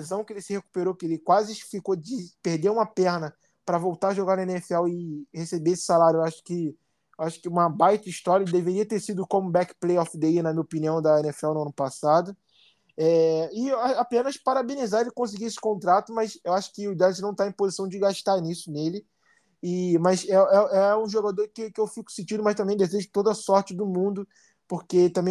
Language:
Portuguese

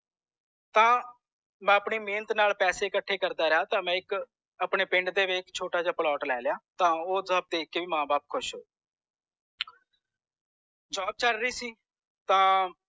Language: Punjabi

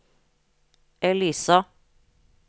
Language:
Norwegian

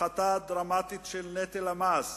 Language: Hebrew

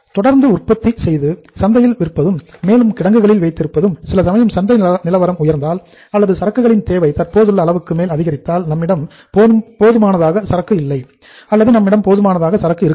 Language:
Tamil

